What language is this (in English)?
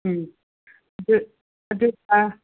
Manipuri